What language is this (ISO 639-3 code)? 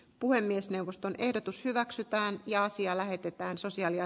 fin